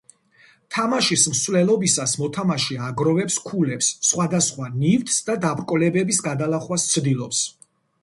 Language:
Georgian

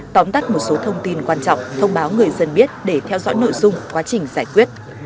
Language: Vietnamese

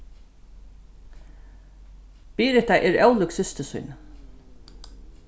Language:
Faroese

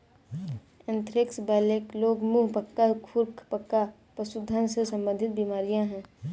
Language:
Hindi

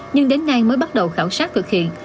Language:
Vietnamese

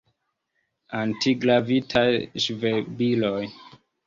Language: Esperanto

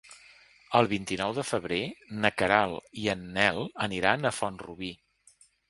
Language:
Catalan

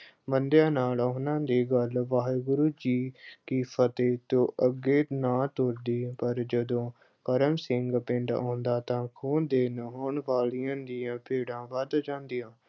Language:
Punjabi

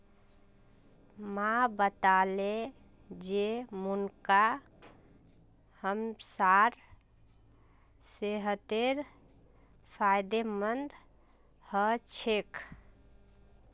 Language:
Magahi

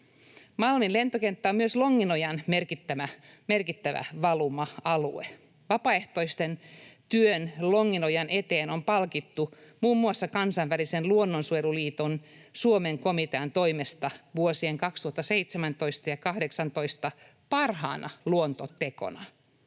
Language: Finnish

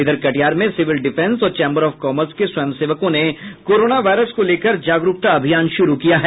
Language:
Hindi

